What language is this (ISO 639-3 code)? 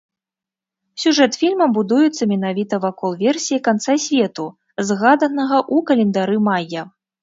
bel